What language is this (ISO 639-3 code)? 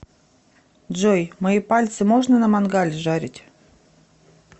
rus